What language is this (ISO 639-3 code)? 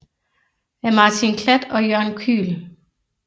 dan